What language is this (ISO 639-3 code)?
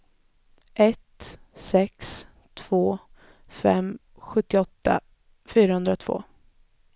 swe